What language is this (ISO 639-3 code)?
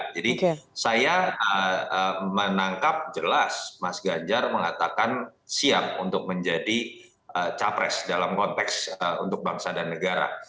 ind